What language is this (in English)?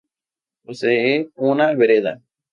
Spanish